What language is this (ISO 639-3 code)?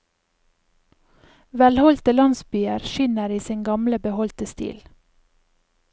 nor